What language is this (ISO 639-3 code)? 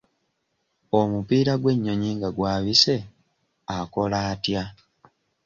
lug